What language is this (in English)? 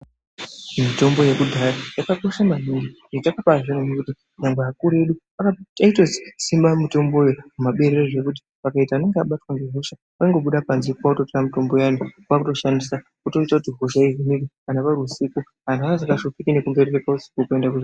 Ndau